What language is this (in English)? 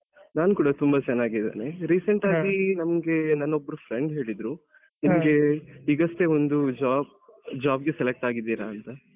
Kannada